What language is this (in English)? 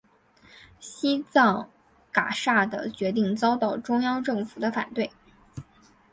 Chinese